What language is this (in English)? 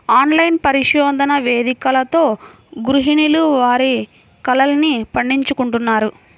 Telugu